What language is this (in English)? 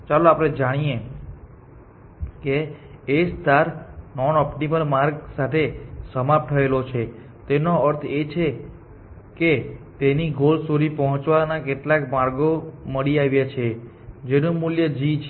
Gujarati